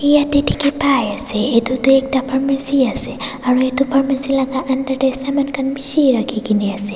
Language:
Naga Pidgin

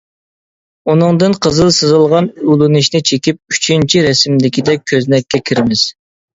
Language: Uyghur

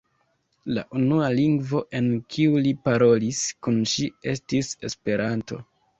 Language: Esperanto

